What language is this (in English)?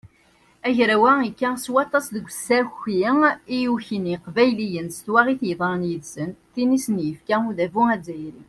Kabyle